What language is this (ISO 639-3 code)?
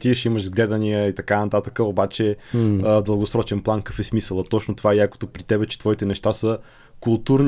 bul